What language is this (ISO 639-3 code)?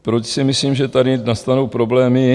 ces